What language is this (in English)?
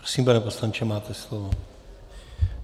Czech